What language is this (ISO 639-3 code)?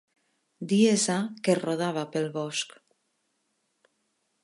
cat